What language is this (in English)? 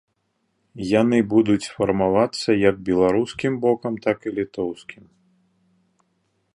Belarusian